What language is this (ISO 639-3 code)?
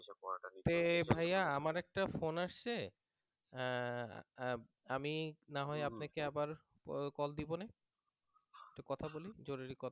ben